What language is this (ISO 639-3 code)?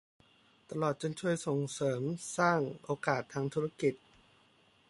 tha